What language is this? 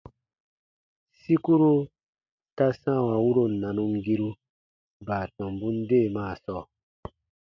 Baatonum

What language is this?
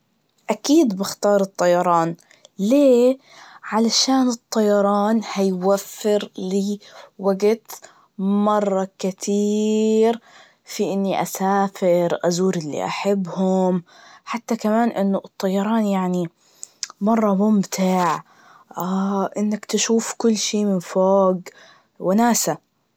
Najdi Arabic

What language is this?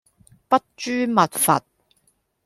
Cantonese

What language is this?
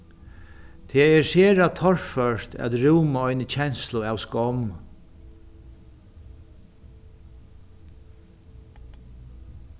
Faroese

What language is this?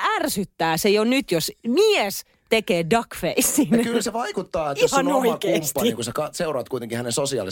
Finnish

